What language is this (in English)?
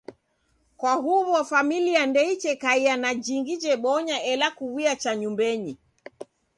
Taita